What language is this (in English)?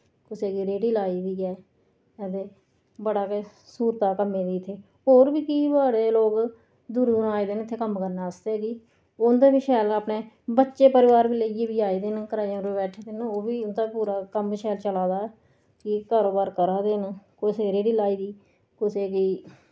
Dogri